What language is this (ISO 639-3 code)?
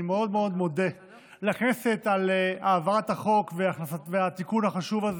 heb